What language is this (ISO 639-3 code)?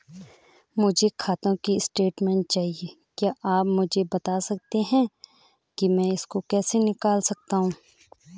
hin